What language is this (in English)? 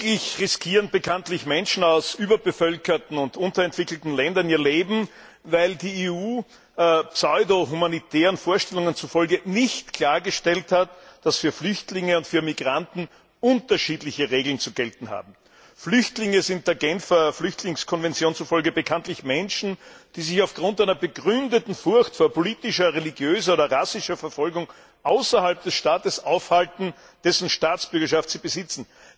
German